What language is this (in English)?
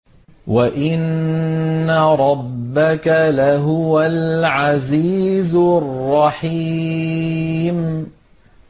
Arabic